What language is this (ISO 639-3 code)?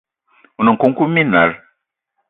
eto